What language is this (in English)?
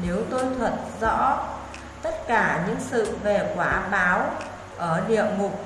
Vietnamese